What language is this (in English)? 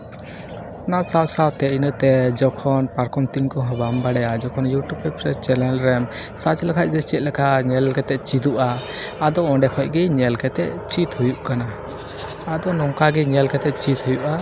Santali